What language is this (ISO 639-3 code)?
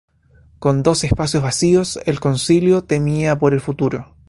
spa